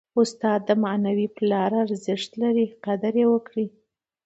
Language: Pashto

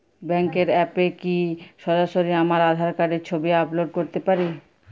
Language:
Bangla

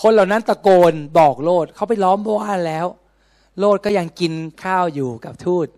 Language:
Thai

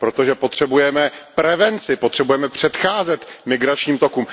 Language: Czech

